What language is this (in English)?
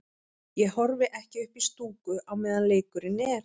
Icelandic